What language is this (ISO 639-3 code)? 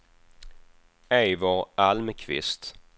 swe